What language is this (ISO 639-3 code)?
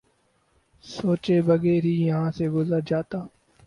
urd